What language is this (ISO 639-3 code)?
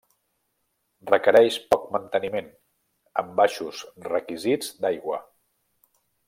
cat